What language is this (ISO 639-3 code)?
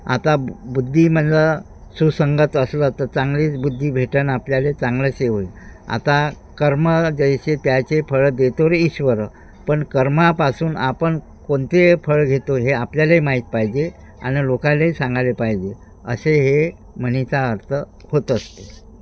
mar